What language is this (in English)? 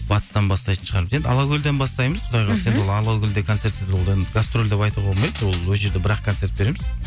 Kazakh